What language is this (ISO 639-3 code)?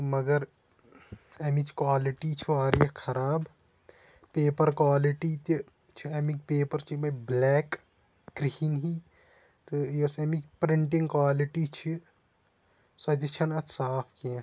kas